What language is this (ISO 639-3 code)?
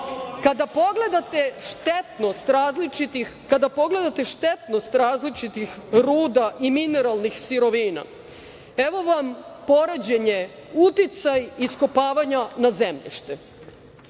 srp